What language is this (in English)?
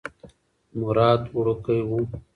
Pashto